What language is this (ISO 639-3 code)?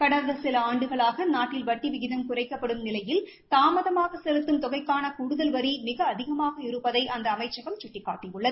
tam